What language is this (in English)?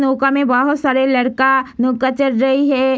Hindi